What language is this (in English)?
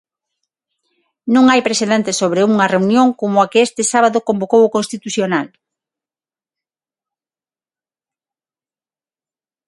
Galician